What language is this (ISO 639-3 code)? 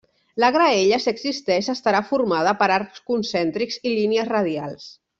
cat